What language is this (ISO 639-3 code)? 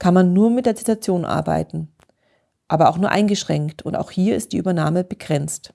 deu